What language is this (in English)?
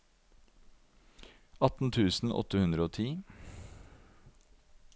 Norwegian